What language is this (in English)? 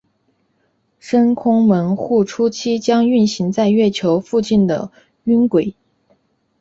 Chinese